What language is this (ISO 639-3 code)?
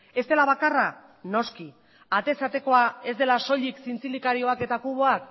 eus